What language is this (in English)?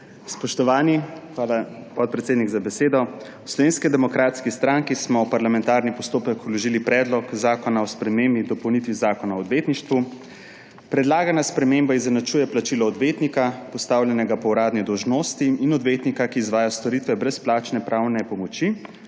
Slovenian